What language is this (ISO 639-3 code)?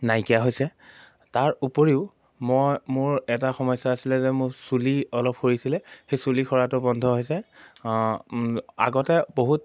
asm